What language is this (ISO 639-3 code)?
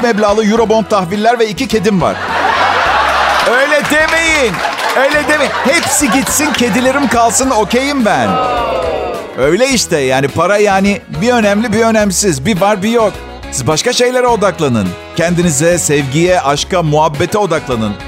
tur